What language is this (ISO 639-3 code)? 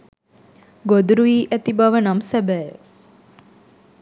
sin